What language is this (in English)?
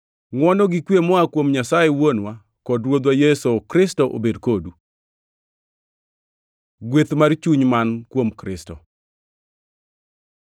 Luo (Kenya and Tanzania)